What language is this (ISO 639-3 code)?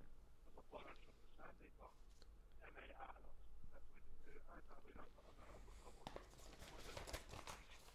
hun